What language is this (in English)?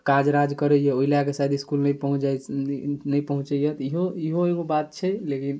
Maithili